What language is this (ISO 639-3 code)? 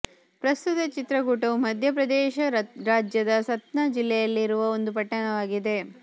kan